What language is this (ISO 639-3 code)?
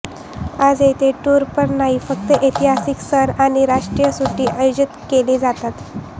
mar